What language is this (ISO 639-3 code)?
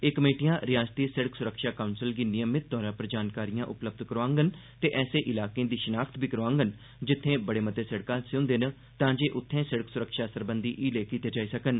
doi